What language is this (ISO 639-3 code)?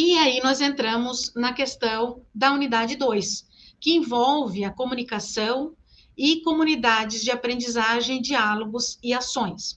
por